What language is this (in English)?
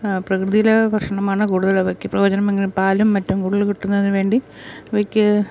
Malayalam